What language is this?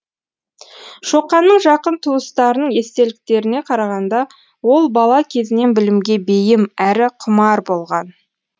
Kazakh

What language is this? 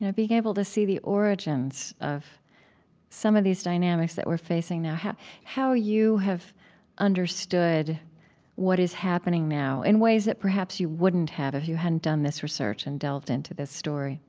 English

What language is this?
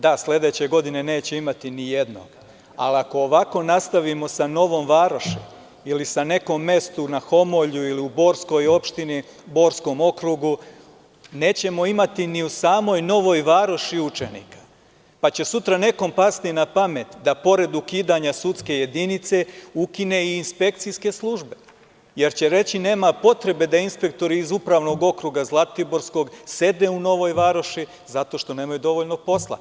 Serbian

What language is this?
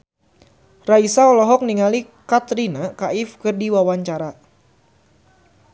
Sundanese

